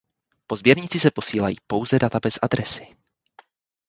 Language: Czech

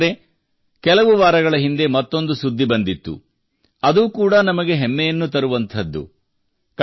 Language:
Kannada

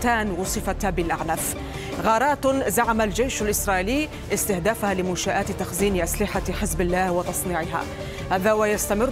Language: Arabic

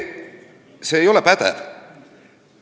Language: Estonian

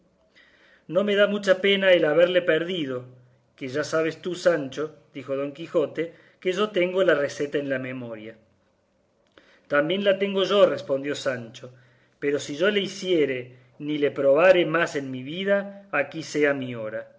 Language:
Spanish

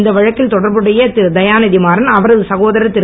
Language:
Tamil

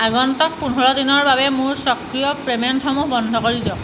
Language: Assamese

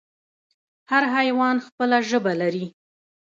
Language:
Pashto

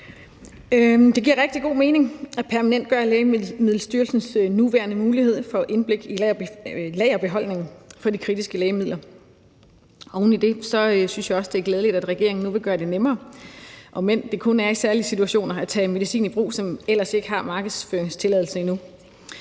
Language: Danish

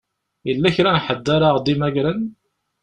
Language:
Kabyle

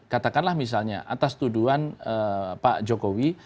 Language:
Indonesian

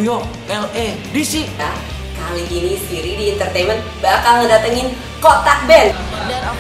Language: Indonesian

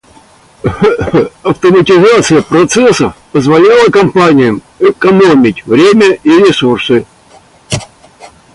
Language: Russian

